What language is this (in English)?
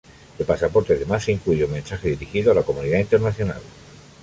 Spanish